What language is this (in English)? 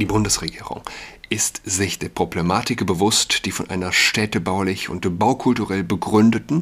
German